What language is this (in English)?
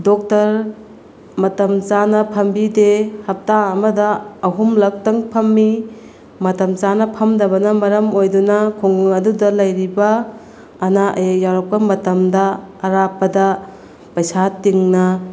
Manipuri